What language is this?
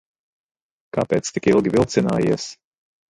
Latvian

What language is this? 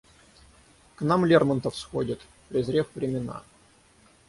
Russian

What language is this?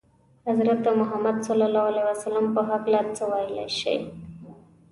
Pashto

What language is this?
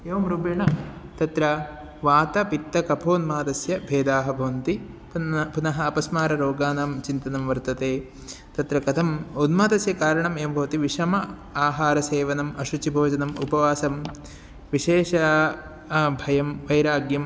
Sanskrit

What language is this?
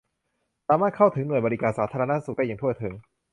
Thai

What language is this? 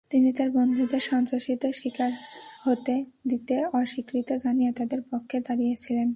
Bangla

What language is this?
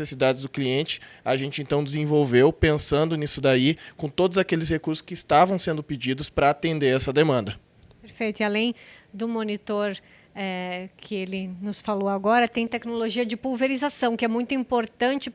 Portuguese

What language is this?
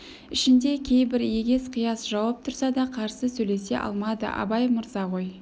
Kazakh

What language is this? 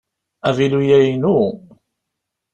Kabyle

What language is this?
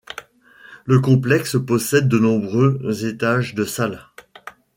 French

